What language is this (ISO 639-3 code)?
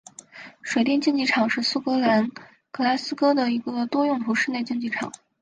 zho